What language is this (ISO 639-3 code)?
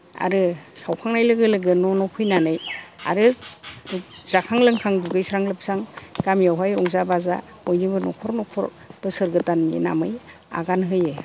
brx